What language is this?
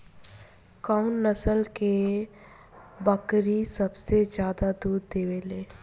Bhojpuri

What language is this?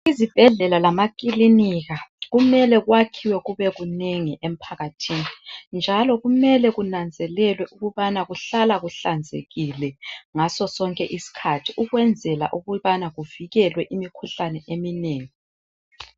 North Ndebele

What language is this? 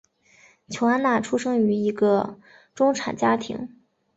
Chinese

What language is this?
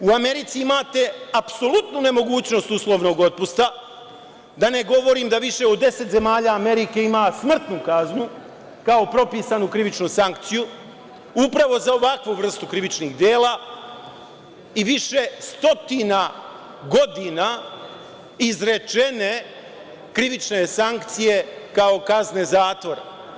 Serbian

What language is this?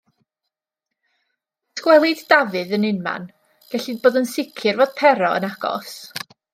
Welsh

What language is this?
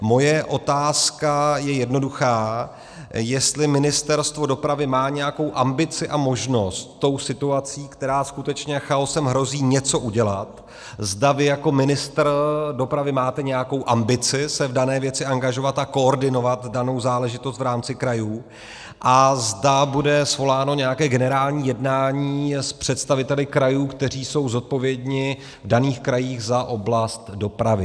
Czech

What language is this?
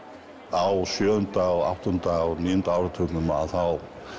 Icelandic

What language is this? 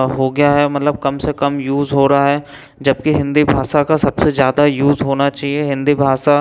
Hindi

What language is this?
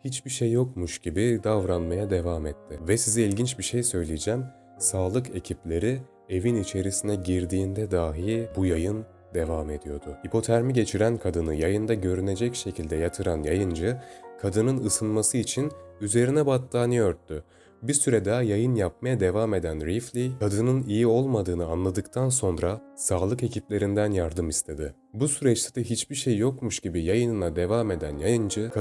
Turkish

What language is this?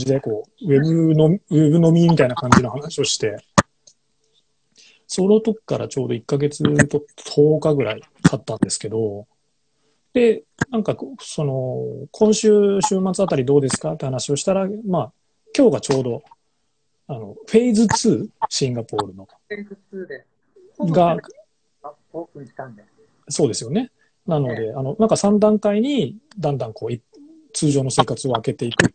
Japanese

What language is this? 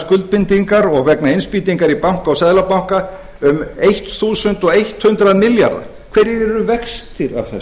Icelandic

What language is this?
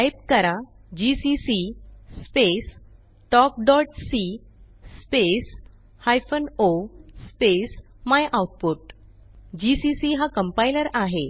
Marathi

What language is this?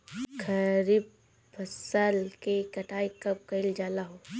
Bhojpuri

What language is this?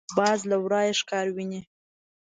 Pashto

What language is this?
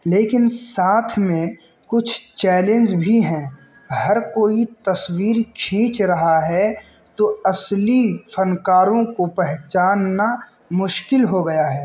Urdu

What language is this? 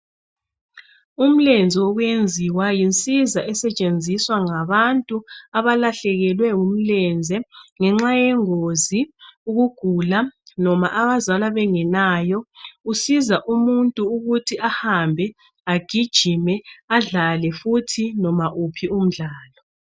North Ndebele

